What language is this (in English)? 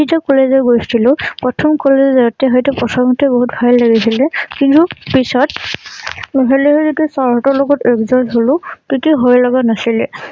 Assamese